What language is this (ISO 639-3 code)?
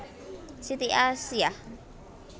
jav